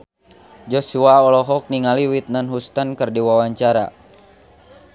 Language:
Sundanese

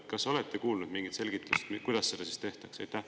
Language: Estonian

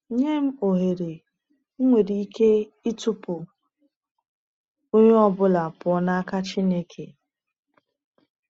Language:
Igbo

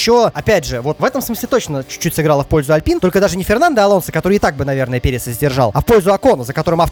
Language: Russian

